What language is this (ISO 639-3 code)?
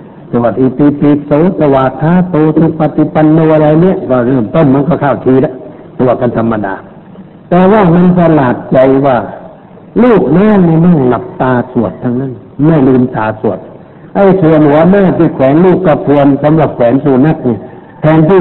tha